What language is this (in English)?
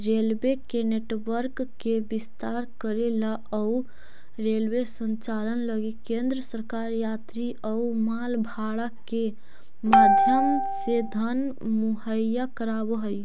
Magahi